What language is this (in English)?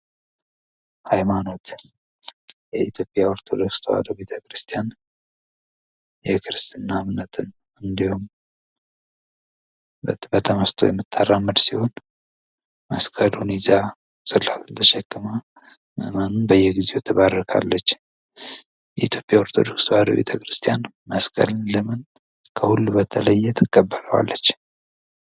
Amharic